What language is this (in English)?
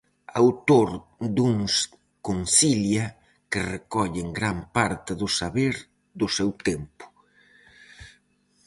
Galician